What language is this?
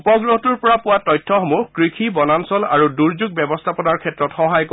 Assamese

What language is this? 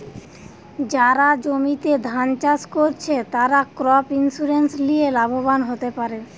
Bangla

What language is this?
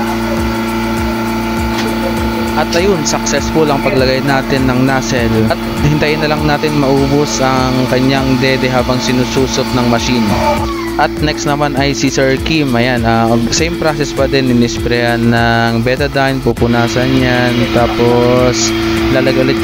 Filipino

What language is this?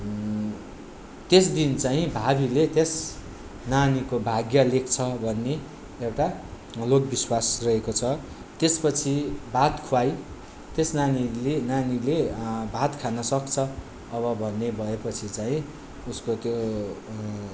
Nepali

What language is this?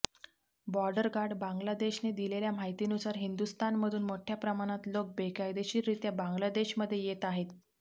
Marathi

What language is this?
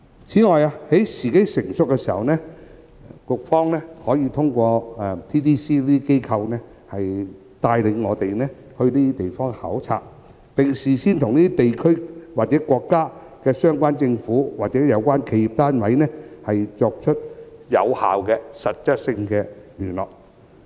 Cantonese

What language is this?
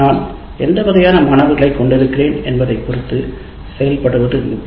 Tamil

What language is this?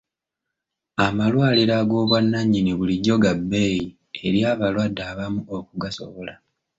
Ganda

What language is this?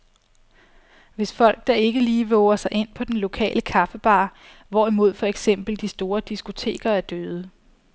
Danish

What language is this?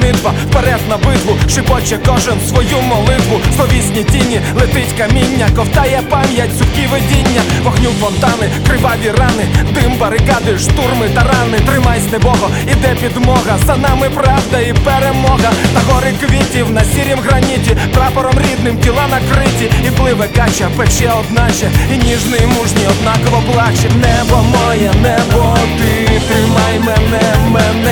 Ukrainian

